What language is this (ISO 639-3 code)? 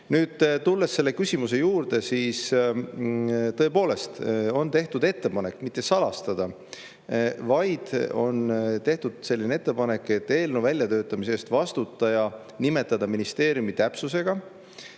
est